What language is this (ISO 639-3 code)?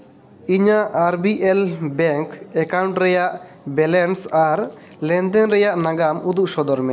sat